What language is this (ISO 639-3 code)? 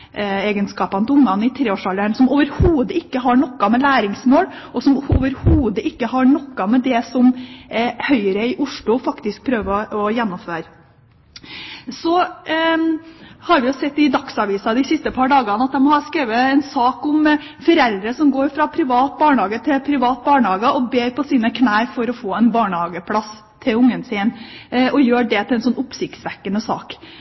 nob